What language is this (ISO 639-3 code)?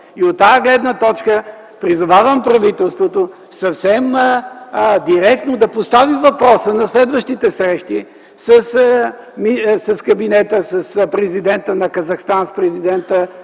bul